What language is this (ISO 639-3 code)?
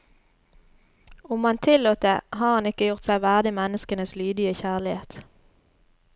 nor